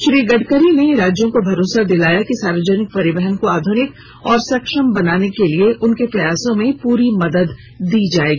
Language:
Hindi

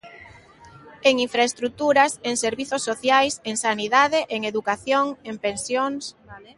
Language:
Galician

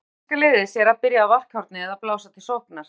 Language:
Icelandic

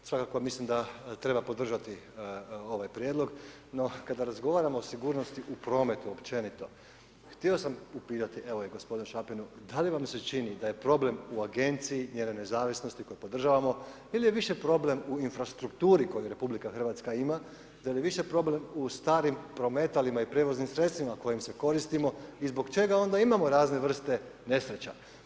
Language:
Croatian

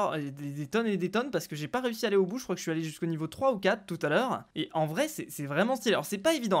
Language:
French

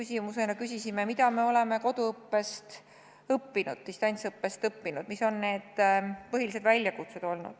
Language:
Estonian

